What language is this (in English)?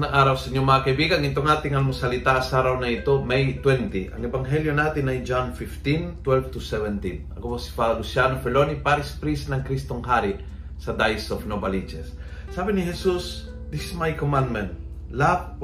Filipino